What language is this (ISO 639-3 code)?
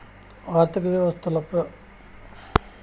tel